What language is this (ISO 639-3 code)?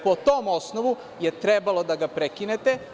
srp